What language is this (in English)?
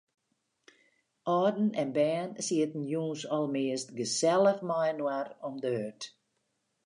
Western Frisian